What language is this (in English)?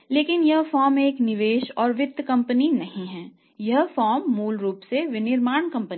Hindi